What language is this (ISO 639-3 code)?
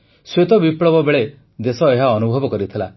ori